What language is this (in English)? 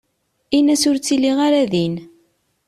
Kabyle